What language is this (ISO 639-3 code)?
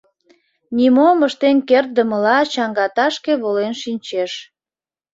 chm